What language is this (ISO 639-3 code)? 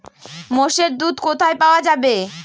ben